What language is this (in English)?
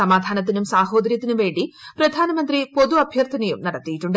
Malayalam